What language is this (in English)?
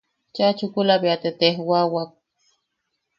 Yaqui